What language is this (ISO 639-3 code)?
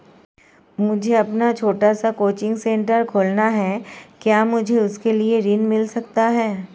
hin